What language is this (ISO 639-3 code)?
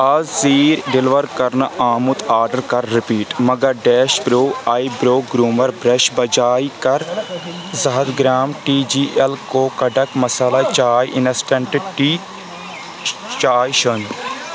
kas